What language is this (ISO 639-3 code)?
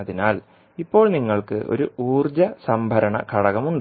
mal